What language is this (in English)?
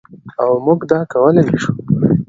Pashto